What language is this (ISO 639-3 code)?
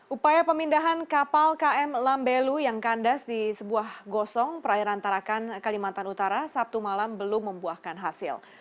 ind